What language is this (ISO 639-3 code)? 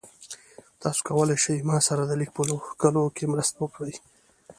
pus